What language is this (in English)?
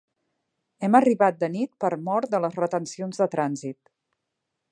Catalan